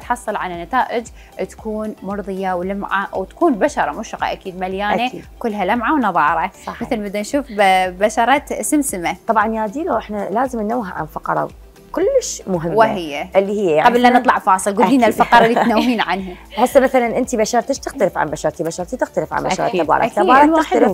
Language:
Arabic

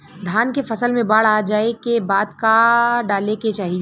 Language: Bhojpuri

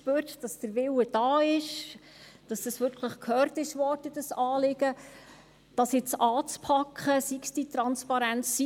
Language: Swiss German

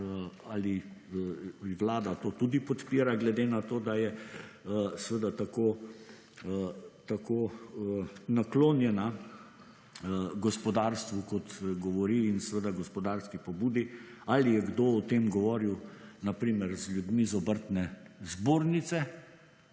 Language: Slovenian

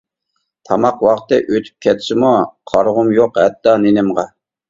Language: Uyghur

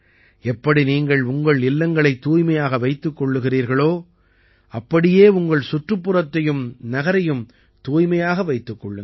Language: Tamil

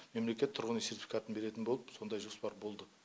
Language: Kazakh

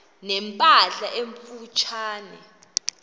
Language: Xhosa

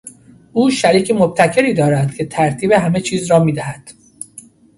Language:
Persian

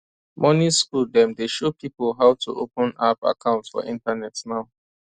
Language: Nigerian Pidgin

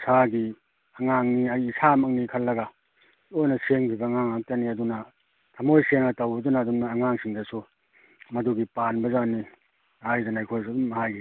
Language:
Manipuri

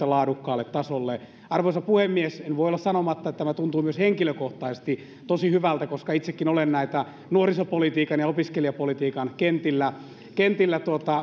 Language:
Finnish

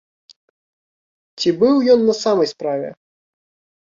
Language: Belarusian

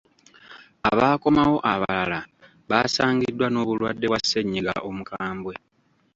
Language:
Ganda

